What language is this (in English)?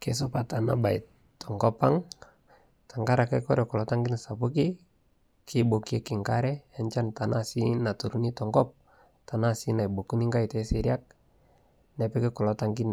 Masai